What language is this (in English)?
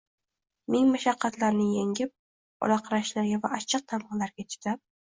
Uzbek